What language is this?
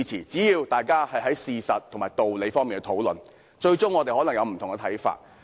Cantonese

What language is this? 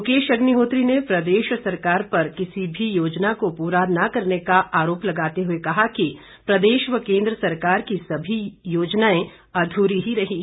Hindi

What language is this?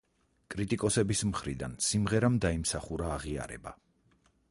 Georgian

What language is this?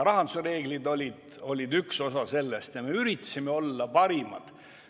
Estonian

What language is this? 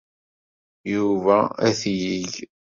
Kabyle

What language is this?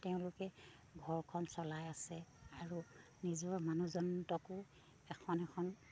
Assamese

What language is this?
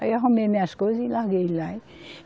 Portuguese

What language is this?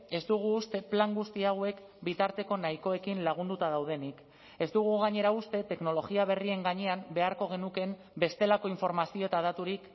Basque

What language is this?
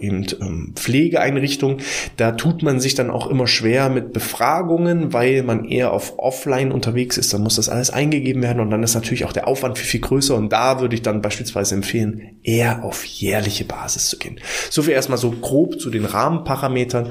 German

